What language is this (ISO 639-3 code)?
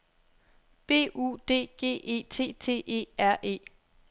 dan